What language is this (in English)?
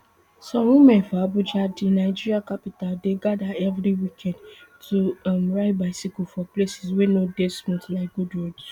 Nigerian Pidgin